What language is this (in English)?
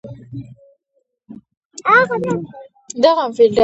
Pashto